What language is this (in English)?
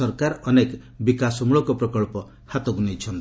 Odia